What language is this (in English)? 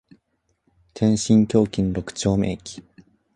Japanese